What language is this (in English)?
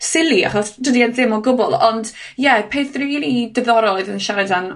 Welsh